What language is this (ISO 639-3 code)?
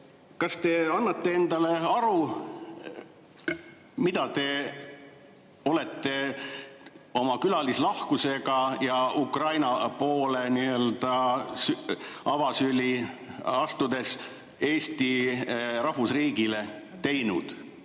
est